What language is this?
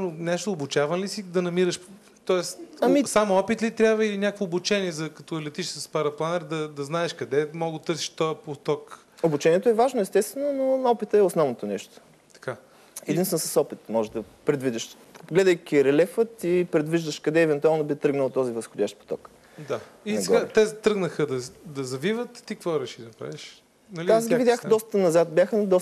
Bulgarian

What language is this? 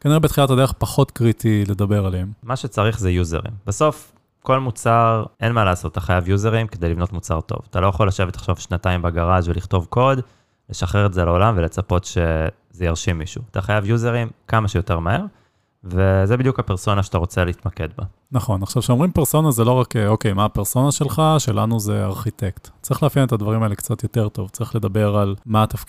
Hebrew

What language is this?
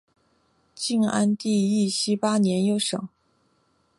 Chinese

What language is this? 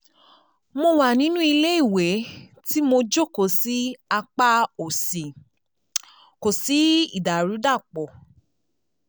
Yoruba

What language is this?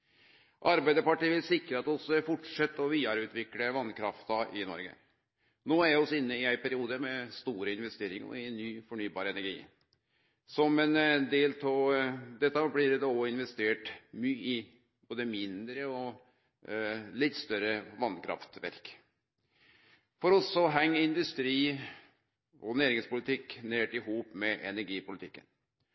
Norwegian Nynorsk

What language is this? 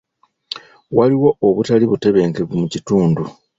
Ganda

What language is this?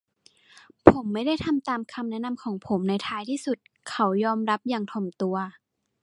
Thai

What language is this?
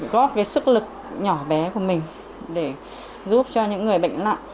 Vietnamese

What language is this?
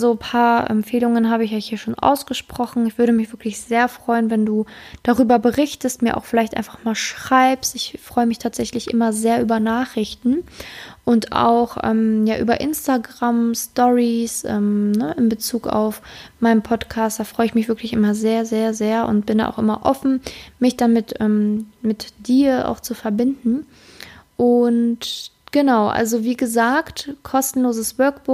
German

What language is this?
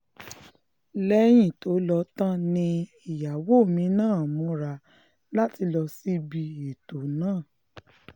Yoruba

